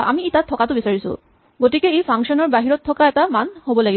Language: Assamese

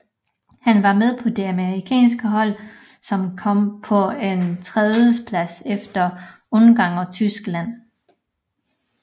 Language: Danish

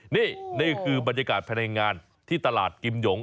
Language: Thai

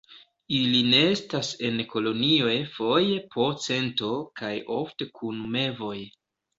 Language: Esperanto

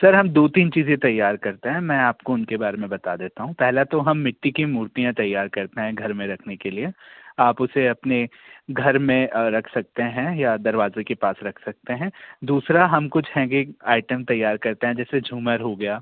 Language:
Hindi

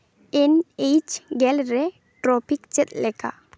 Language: Santali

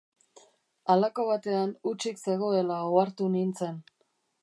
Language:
Basque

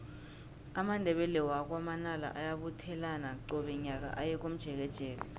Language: South Ndebele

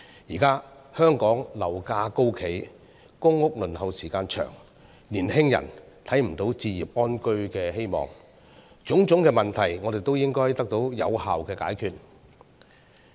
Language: Cantonese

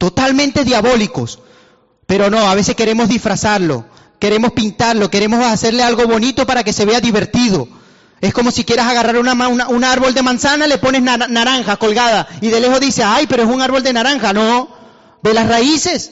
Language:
Spanish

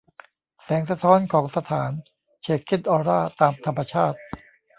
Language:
Thai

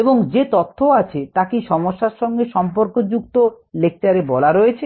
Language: Bangla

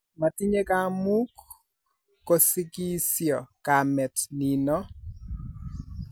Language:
Kalenjin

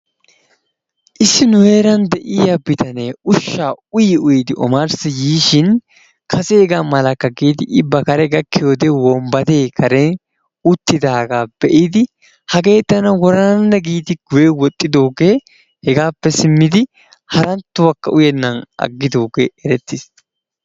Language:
Wolaytta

